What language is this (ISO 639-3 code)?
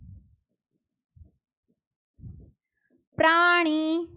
guj